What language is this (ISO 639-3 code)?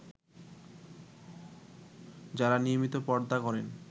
ben